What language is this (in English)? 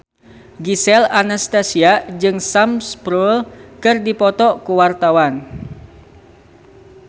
Sundanese